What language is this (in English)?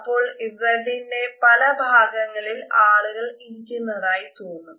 Malayalam